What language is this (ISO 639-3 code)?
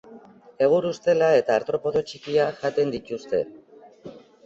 eus